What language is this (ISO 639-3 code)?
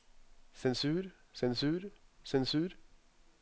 nor